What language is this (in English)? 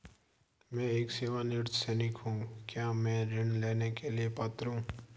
Hindi